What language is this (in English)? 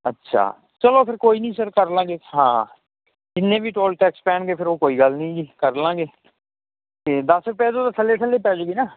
Punjabi